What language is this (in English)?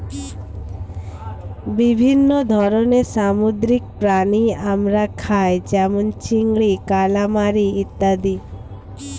Bangla